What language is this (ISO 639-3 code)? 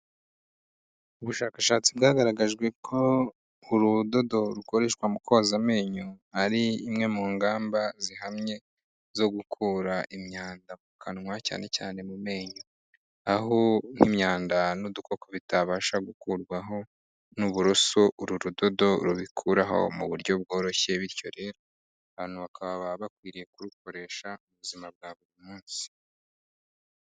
kin